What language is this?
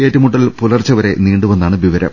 Malayalam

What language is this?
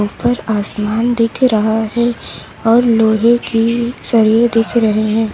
Hindi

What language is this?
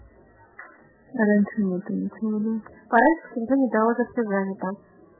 Russian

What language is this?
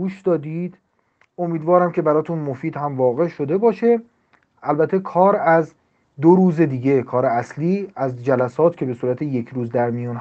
Persian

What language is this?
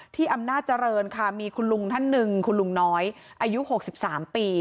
Thai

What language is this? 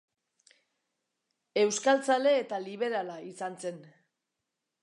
Basque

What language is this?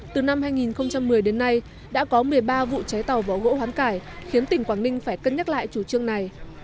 Vietnamese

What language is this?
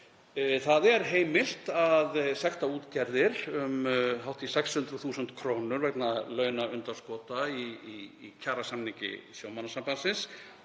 Icelandic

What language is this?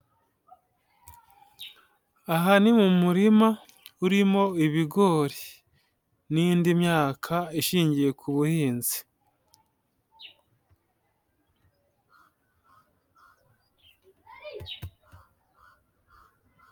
Kinyarwanda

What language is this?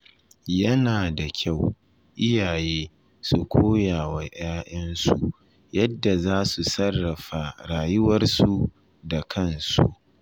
Hausa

